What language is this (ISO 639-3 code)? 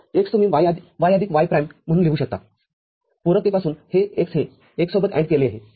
mar